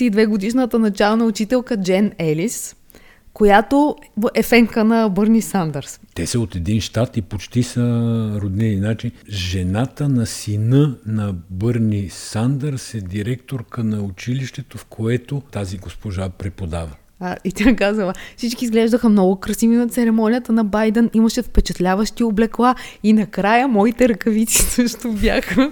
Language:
Bulgarian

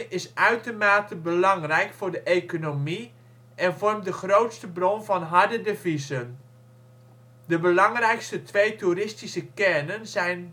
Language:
Dutch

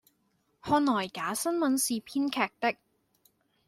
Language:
Chinese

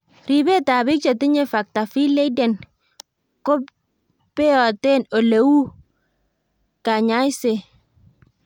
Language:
Kalenjin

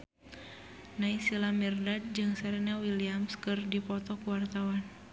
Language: Sundanese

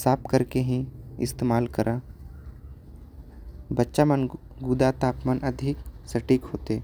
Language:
Korwa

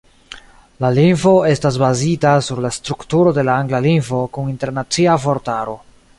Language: Esperanto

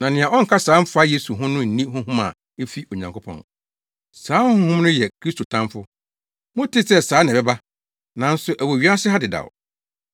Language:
Akan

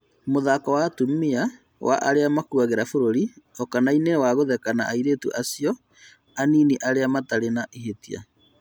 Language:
Kikuyu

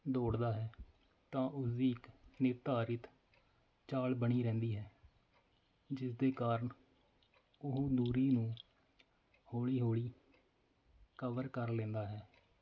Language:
Punjabi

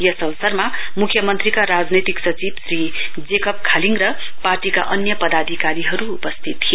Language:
Nepali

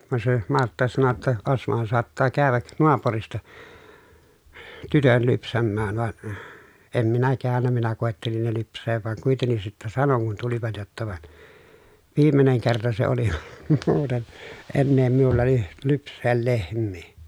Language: Finnish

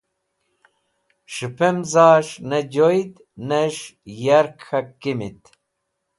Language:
Wakhi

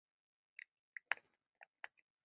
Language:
Chinese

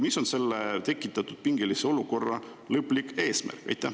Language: Estonian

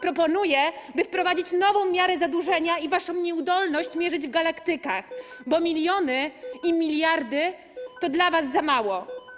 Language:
Polish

